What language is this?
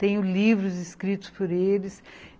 Portuguese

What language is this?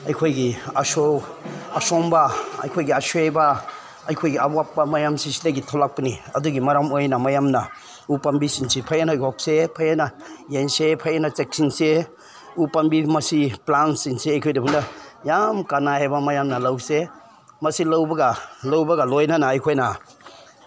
Manipuri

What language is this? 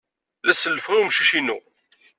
Kabyle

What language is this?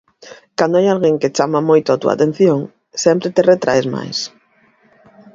Galician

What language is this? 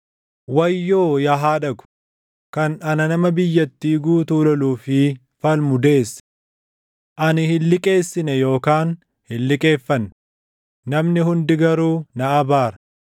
Oromo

